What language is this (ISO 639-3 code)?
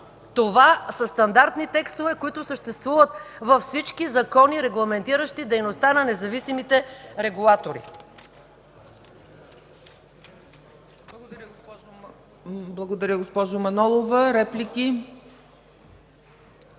bul